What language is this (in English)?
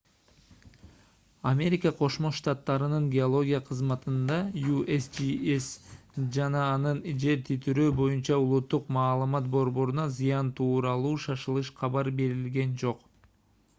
Kyrgyz